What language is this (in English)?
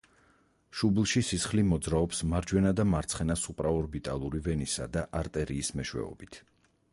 Georgian